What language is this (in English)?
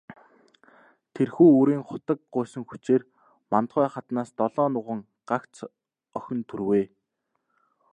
Mongolian